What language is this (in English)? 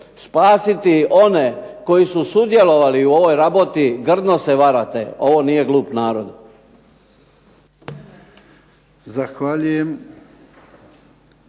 Croatian